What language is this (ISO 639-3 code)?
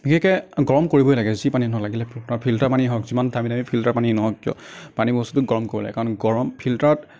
asm